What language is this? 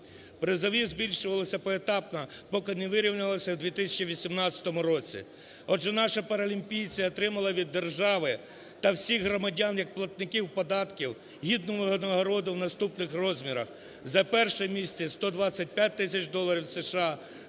Ukrainian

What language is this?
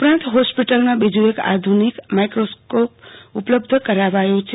Gujarati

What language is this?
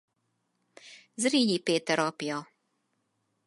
Hungarian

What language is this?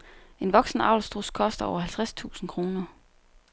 Danish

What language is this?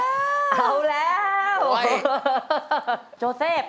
Thai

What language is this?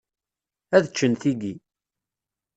Kabyle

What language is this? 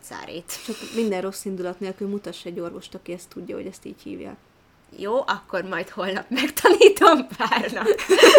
Hungarian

